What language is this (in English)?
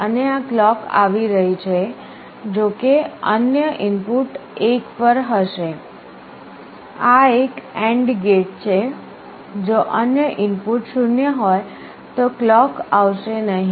Gujarati